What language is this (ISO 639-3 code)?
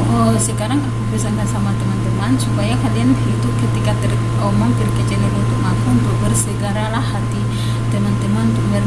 ind